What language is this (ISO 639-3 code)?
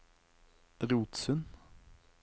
nor